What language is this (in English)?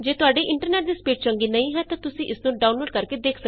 Punjabi